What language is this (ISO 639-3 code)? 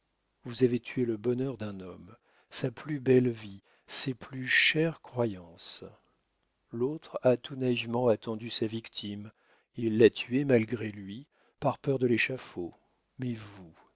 fra